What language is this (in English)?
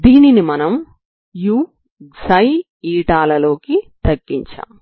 Telugu